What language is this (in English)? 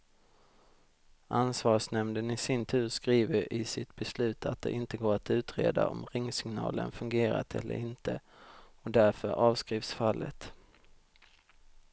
Swedish